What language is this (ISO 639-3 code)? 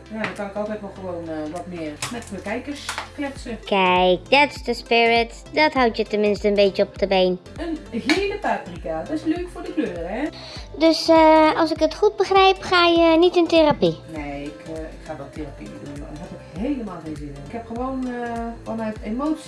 nld